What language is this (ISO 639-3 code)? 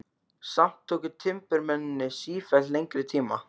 isl